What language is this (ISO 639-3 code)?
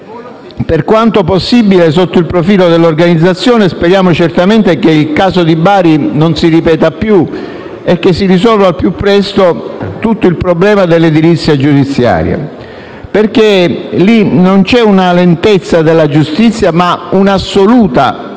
ita